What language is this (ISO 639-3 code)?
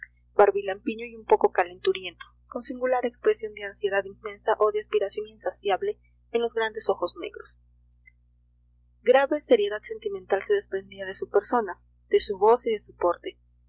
spa